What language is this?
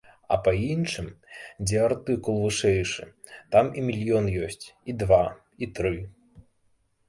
Belarusian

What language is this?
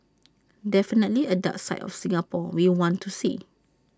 English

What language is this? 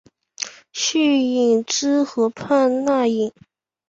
Chinese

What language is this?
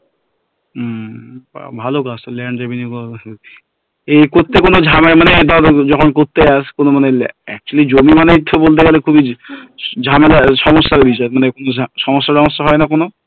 Bangla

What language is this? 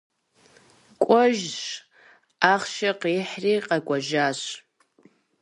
Kabardian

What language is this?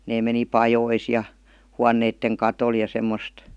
Finnish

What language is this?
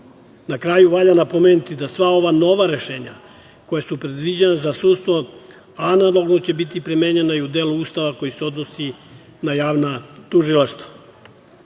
Serbian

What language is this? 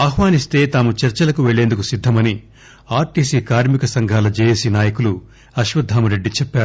Telugu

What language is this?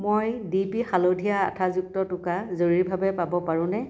Assamese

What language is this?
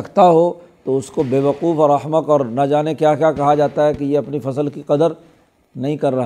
Urdu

